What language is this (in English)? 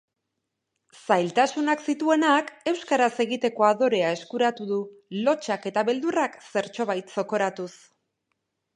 Basque